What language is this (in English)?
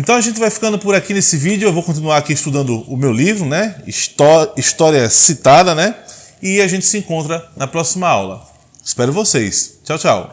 Portuguese